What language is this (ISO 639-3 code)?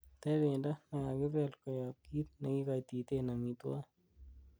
kln